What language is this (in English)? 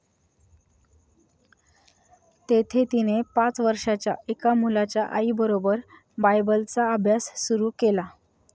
Marathi